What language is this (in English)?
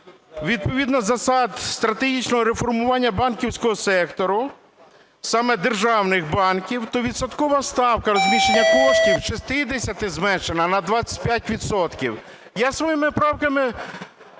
Ukrainian